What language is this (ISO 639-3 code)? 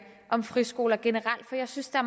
dan